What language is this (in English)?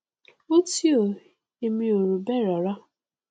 Yoruba